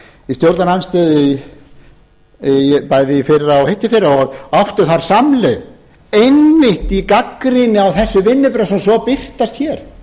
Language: Icelandic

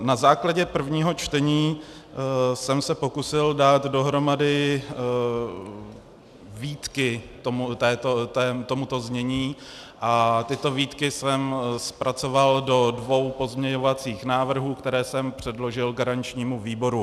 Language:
Czech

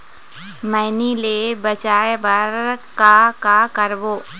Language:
Chhattisgarhi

